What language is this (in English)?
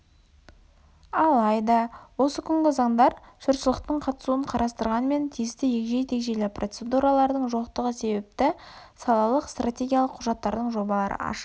Kazakh